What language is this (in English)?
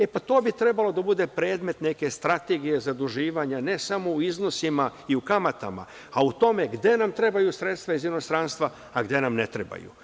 Serbian